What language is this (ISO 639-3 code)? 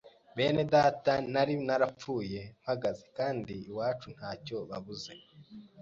kin